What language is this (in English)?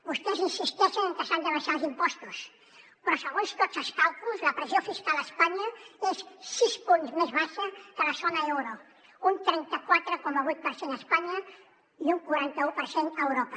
Catalan